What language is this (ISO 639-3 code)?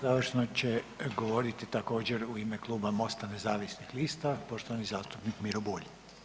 hrv